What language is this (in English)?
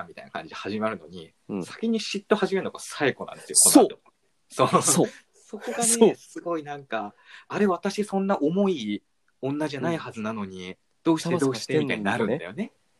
Japanese